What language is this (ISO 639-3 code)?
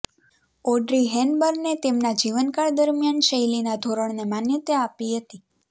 guj